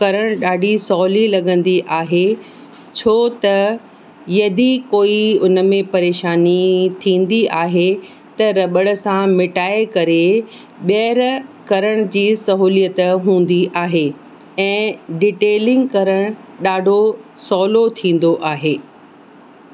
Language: Sindhi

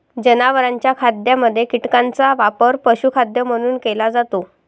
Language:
Marathi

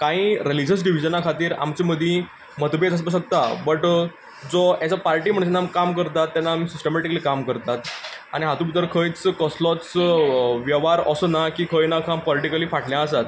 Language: Konkani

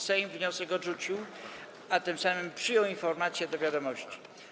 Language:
Polish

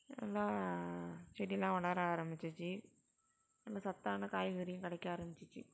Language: Tamil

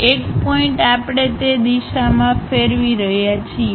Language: Gujarati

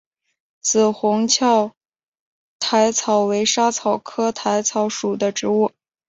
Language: Chinese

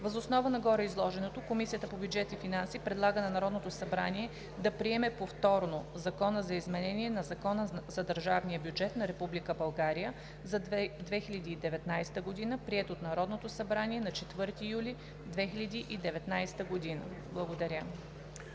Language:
Bulgarian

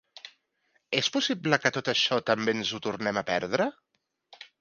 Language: Catalan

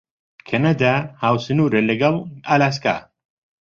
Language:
Central Kurdish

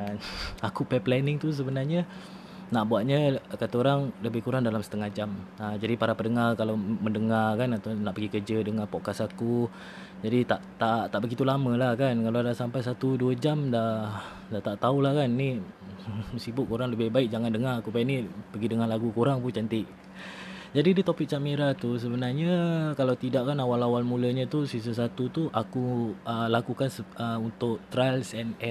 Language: Malay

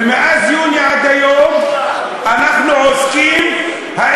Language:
Hebrew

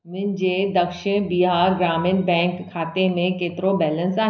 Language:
Sindhi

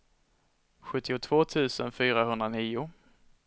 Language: Swedish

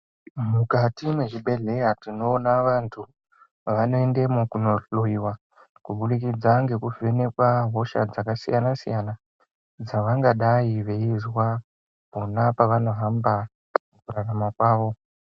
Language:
Ndau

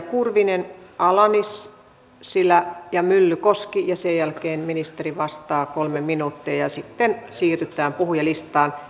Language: Finnish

